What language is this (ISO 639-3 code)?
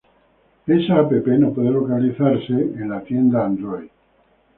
spa